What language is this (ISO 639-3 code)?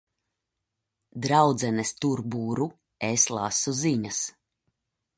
lav